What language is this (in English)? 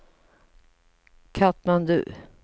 Swedish